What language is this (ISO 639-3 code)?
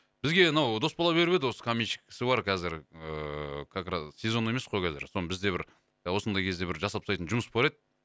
kaz